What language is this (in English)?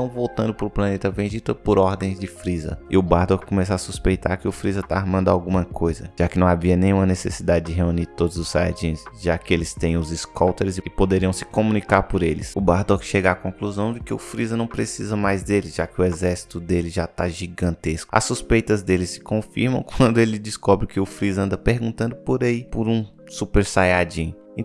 Portuguese